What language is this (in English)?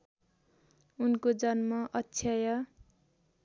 Nepali